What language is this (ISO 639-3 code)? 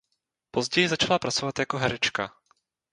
ces